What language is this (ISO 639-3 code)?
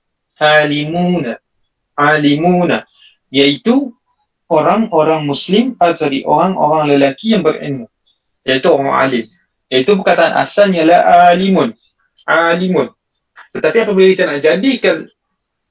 msa